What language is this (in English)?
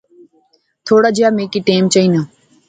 Pahari-Potwari